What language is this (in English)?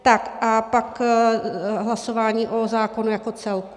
Czech